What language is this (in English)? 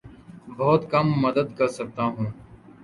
Urdu